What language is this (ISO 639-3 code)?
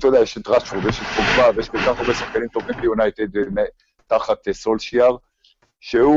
heb